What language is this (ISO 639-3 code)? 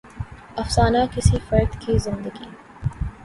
urd